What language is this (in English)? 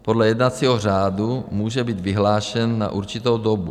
Czech